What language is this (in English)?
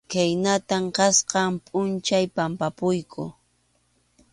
Arequipa-La Unión Quechua